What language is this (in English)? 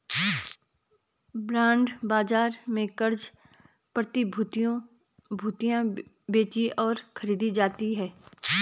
Hindi